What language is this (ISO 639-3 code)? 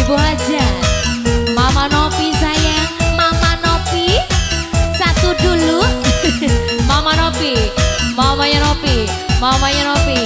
ind